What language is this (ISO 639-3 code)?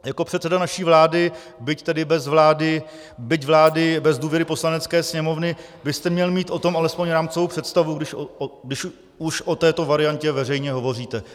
ces